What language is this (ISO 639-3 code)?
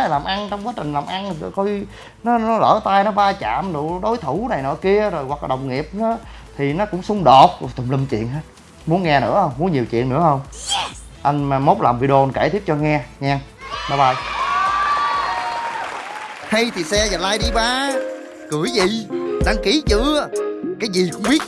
vie